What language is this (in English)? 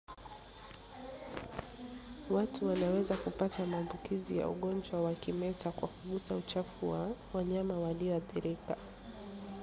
Swahili